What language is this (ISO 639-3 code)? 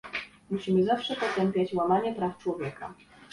pol